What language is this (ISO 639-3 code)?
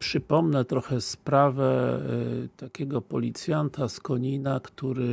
pol